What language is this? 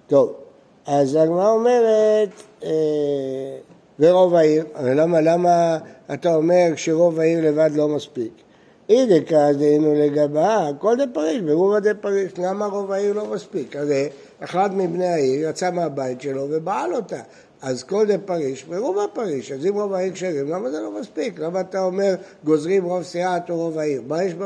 Hebrew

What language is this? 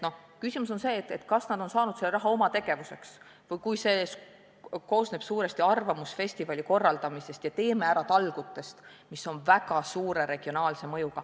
Estonian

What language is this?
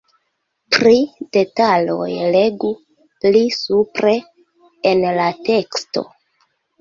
Esperanto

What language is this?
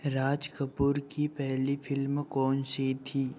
Hindi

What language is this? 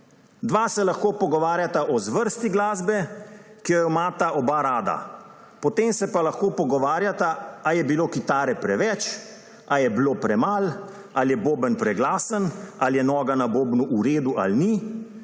Slovenian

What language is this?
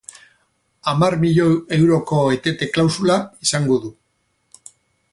Basque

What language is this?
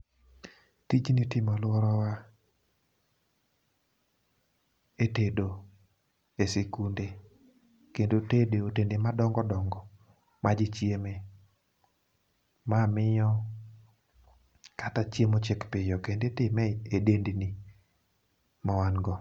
Luo (Kenya and Tanzania)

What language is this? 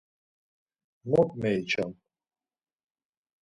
Laz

